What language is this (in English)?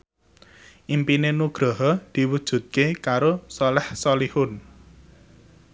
Javanese